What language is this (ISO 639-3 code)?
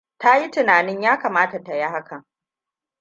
hau